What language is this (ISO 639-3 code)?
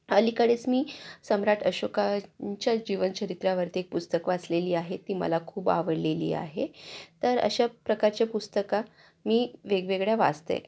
mar